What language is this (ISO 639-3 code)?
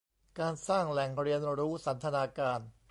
tha